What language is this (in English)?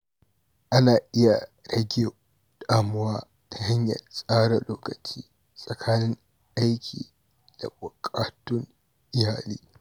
Hausa